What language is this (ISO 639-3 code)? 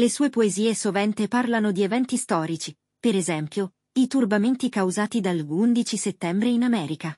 ita